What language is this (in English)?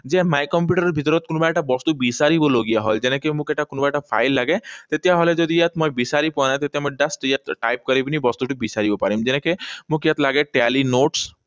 Assamese